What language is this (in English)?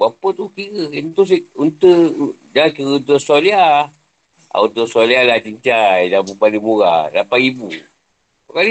Malay